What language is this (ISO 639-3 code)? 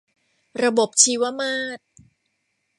tha